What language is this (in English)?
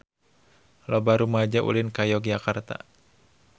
Sundanese